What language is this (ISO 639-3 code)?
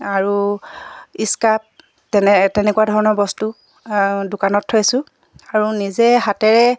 asm